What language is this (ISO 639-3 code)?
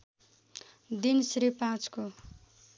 nep